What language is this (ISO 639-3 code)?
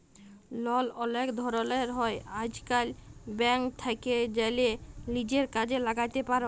ben